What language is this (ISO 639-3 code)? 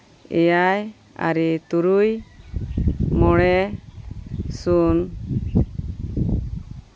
sat